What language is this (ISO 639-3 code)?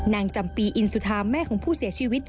tha